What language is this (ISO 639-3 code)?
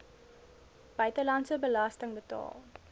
afr